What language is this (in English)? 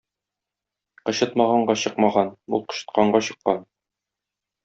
Tatar